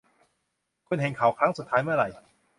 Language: Thai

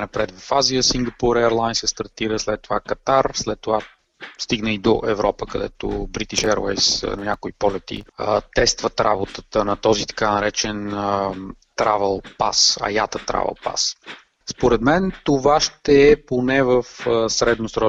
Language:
Bulgarian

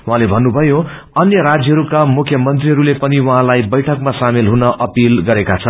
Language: Nepali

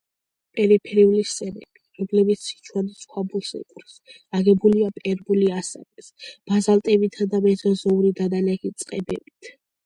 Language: Georgian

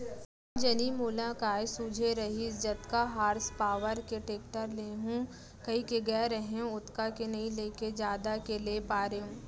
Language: Chhattisgarhi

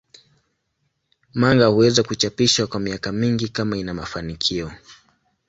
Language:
Swahili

